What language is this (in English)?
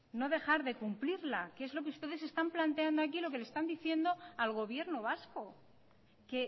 Spanish